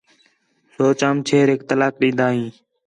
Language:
Khetrani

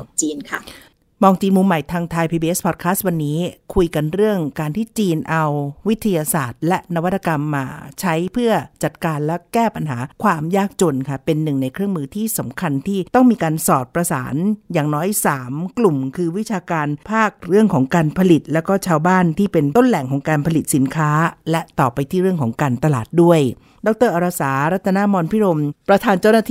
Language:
Thai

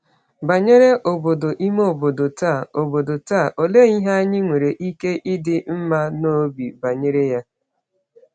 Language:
Igbo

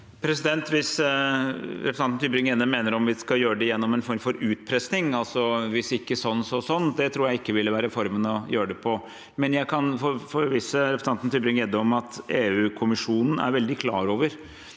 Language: Norwegian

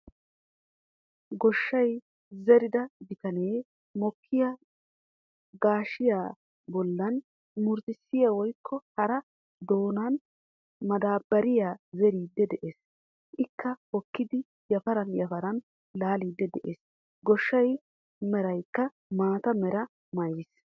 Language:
Wolaytta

